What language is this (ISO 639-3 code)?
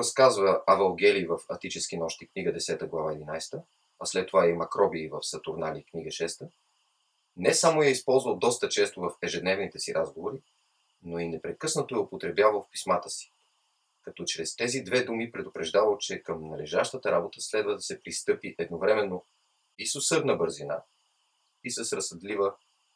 bul